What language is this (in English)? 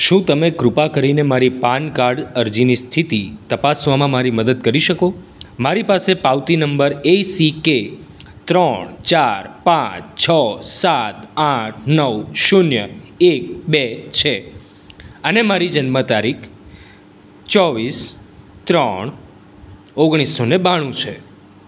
Gujarati